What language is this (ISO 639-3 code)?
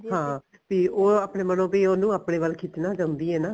pan